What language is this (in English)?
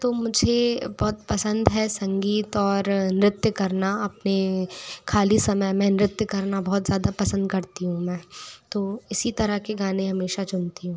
Hindi